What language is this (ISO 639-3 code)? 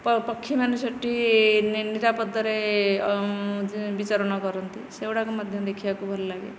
ori